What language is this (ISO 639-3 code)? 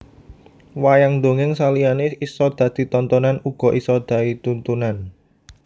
jav